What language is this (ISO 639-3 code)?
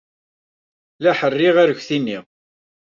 kab